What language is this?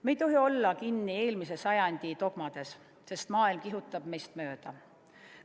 Estonian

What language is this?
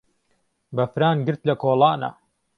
Central Kurdish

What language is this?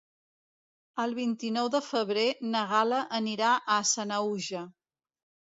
Catalan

